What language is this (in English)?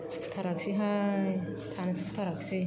Bodo